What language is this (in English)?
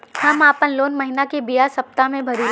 Bhojpuri